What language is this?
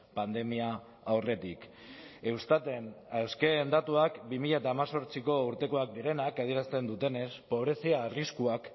Basque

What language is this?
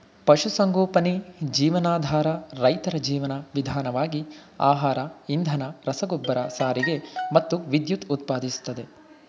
Kannada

